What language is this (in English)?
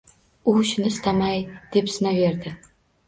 Uzbek